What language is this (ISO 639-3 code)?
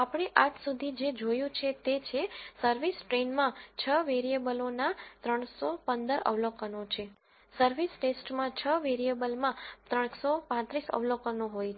guj